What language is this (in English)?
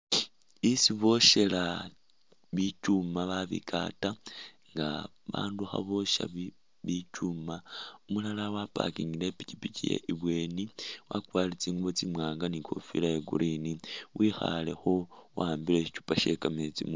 Masaaba